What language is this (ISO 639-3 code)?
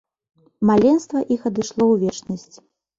bel